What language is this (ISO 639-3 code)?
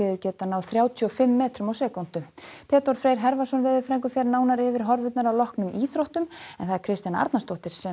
isl